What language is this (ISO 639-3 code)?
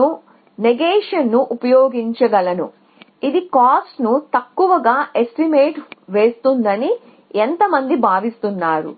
tel